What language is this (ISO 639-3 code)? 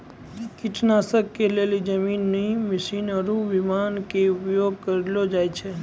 mai